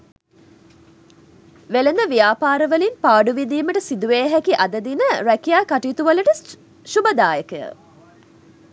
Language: Sinhala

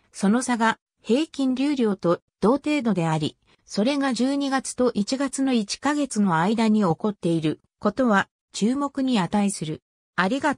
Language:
Japanese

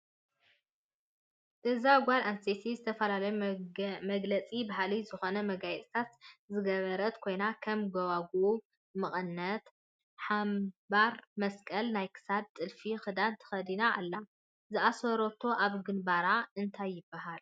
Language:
Tigrinya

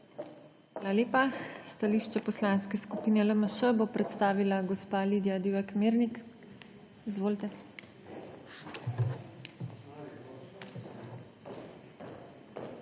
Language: Slovenian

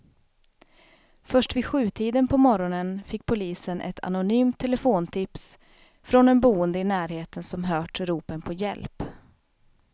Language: Swedish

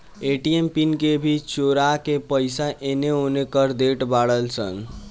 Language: Bhojpuri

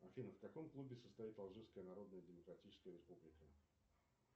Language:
Russian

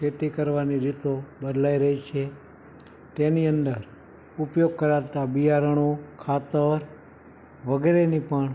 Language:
Gujarati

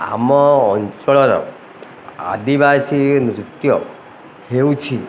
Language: Odia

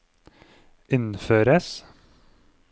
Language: Norwegian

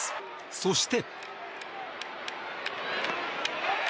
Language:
Japanese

